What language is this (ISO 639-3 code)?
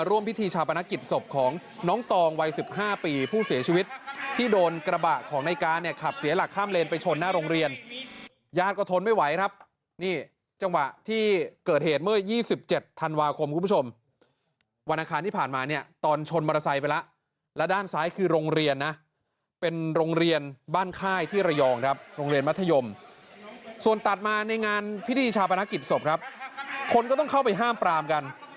tha